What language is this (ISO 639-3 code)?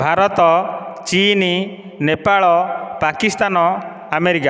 ori